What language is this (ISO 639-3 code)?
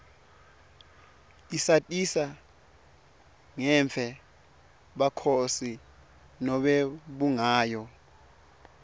ssw